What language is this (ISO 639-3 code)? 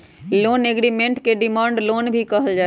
mag